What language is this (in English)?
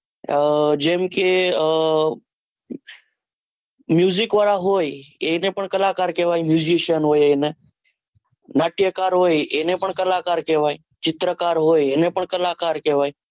Gujarati